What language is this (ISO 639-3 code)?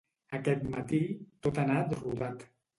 cat